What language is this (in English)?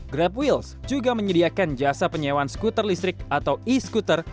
Indonesian